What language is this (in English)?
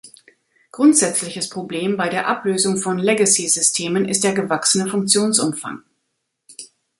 German